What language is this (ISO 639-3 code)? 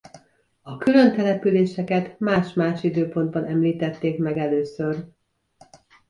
hun